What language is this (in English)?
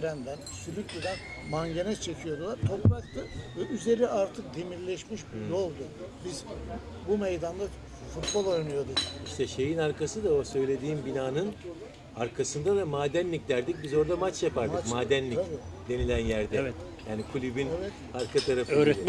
Turkish